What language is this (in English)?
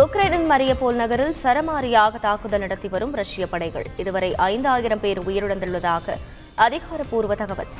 Tamil